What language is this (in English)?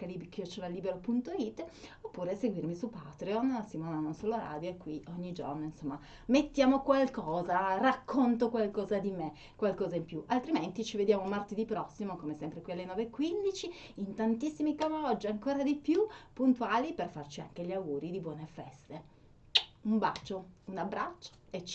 Italian